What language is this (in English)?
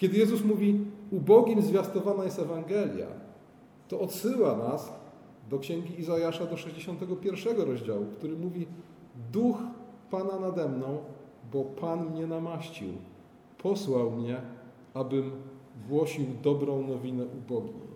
Polish